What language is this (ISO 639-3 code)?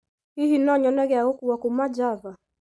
kik